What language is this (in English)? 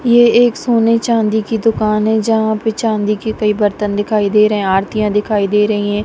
Hindi